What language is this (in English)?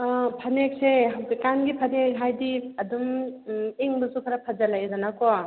Manipuri